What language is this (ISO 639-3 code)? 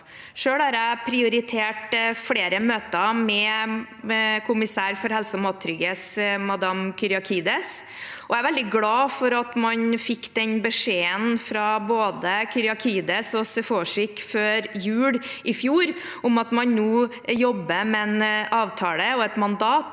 nor